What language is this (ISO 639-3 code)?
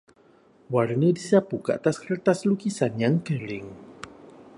msa